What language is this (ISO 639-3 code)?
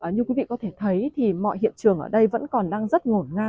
vie